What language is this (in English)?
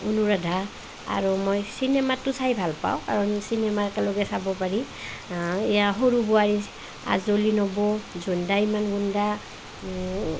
Assamese